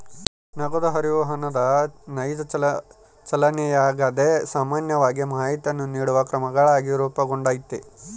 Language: Kannada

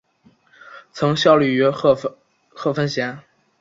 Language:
Chinese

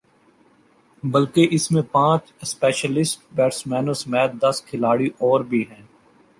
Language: Urdu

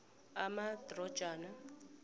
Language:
South Ndebele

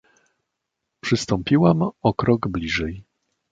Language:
Polish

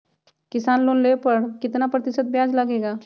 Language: Magahi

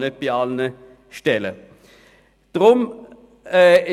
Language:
Swiss German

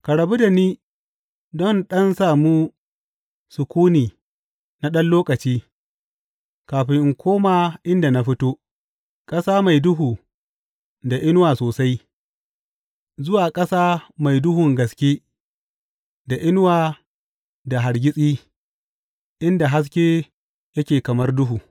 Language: Hausa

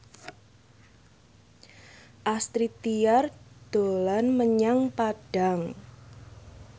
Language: Javanese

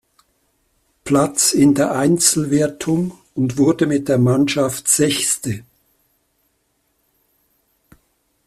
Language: German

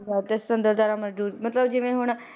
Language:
Punjabi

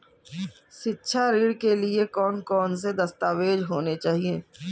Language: Hindi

